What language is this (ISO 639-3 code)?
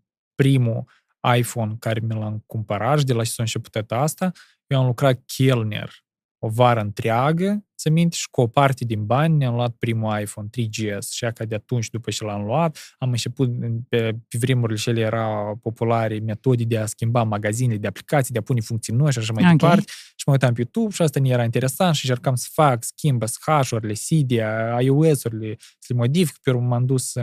ron